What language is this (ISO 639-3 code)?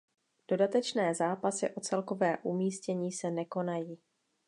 ces